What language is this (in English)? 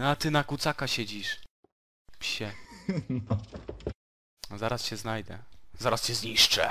Polish